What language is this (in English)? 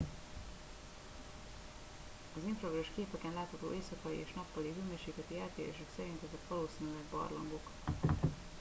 Hungarian